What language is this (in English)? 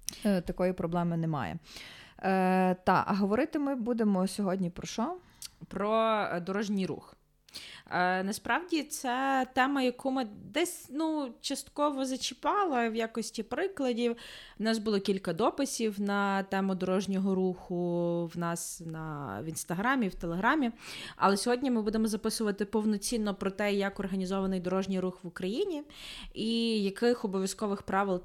Ukrainian